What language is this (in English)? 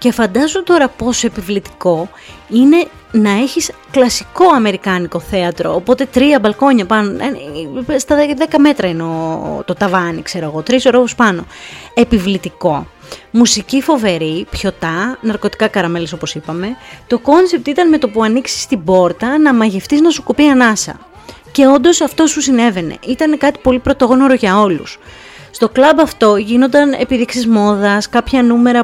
Greek